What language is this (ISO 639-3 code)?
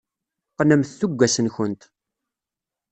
kab